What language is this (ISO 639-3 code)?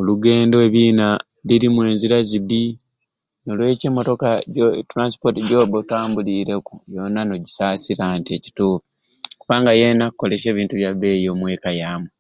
ruc